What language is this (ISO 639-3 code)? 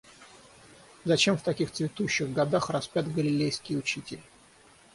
rus